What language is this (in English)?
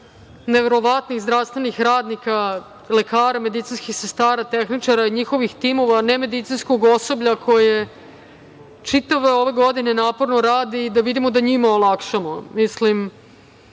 Serbian